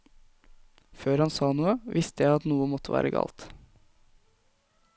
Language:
Norwegian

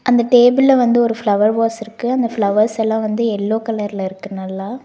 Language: Tamil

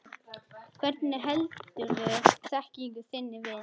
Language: Icelandic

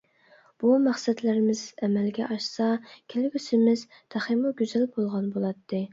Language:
Uyghur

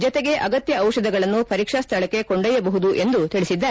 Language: Kannada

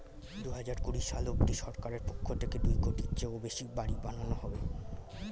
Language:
Bangla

